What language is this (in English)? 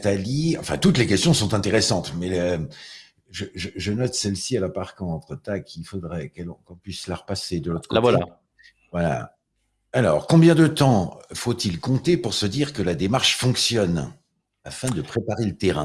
French